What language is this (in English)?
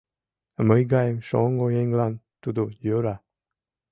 Mari